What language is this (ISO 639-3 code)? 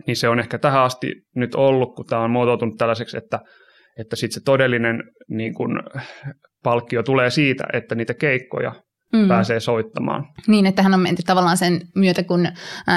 fin